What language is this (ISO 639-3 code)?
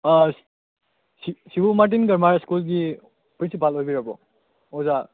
mni